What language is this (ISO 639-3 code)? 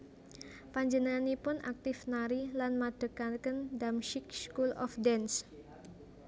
jav